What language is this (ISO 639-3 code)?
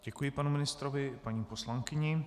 ces